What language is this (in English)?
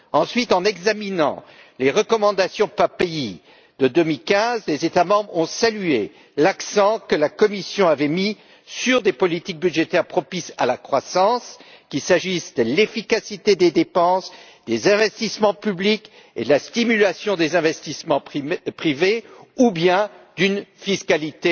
French